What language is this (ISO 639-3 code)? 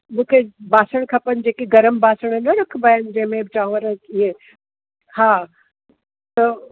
snd